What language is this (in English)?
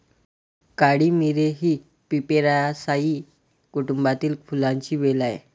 Marathi